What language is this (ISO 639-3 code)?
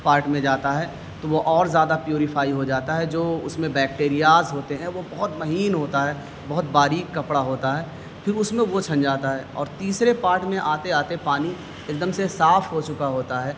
urd